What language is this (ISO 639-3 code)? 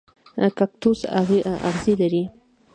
pus